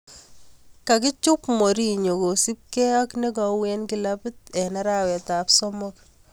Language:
Kalenjin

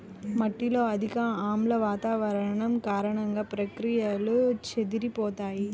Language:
Telugu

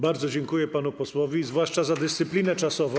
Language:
Polish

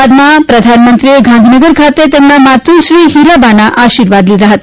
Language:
Gujarati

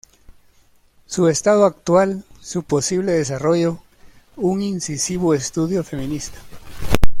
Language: Spanish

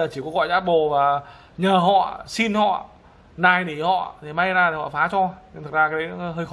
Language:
Vietnamese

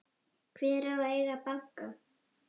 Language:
Icelandic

